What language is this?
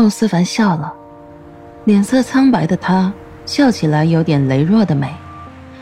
Chinese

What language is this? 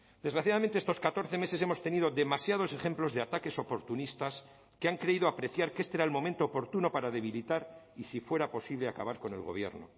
Spanish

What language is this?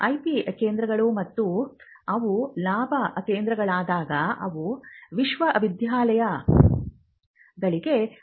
Kannada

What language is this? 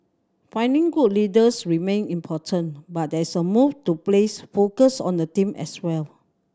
English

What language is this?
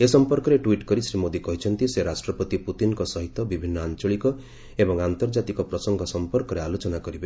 Odia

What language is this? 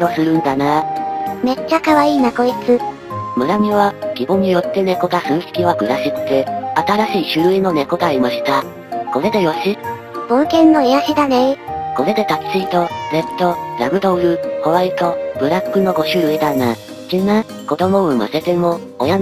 Japanese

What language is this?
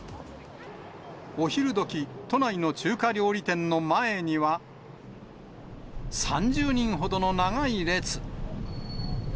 Japanese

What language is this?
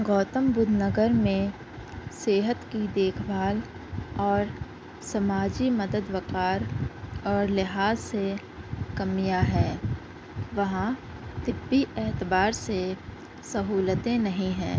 Urdu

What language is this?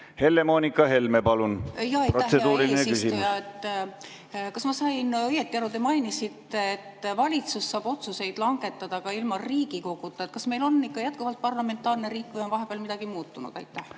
Estonian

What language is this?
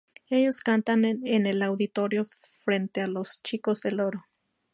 Spanish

